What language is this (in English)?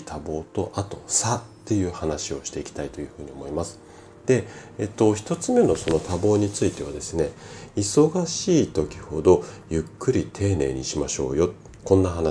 Japanese